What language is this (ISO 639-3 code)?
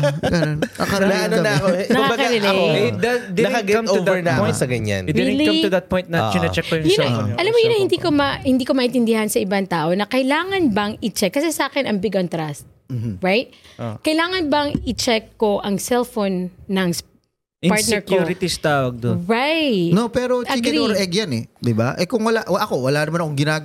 fil